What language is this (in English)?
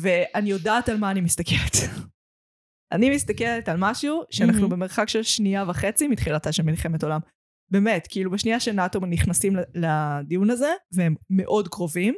Hebrew